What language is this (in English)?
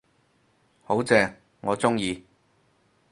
Cantonese